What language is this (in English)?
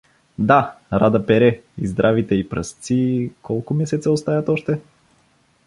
Bulgarian